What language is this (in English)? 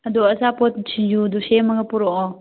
Manipuri